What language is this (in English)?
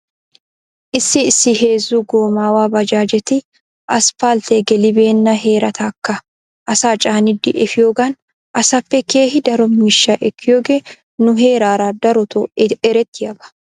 Wolaytta